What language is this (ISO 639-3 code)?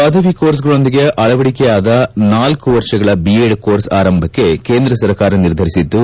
kan